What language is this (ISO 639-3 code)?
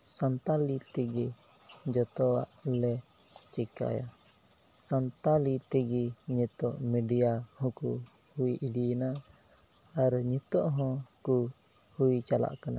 sat